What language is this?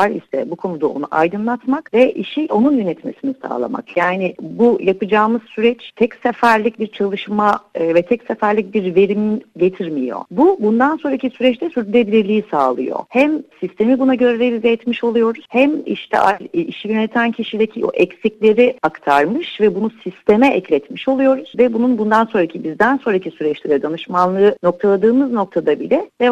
Turkish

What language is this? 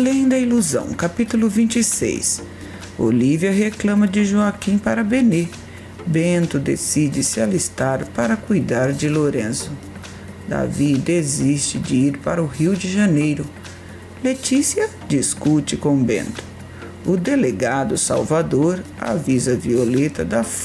Portuguese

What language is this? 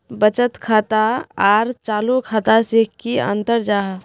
Magahi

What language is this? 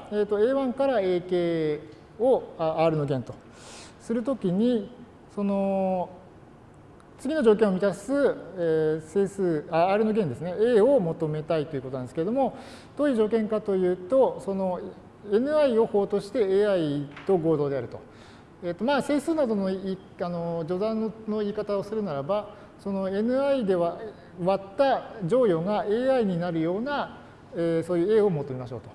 Japanese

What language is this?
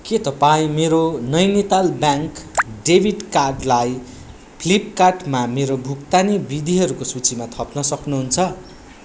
Nepali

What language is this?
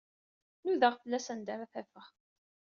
Kabyle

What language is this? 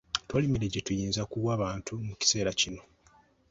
Ganda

